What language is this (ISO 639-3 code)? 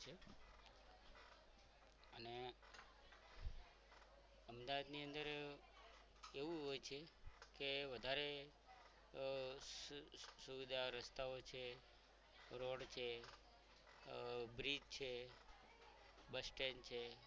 guj